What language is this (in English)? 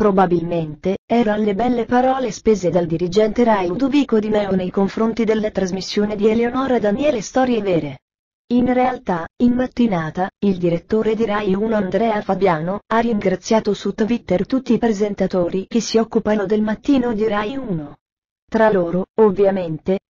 Italian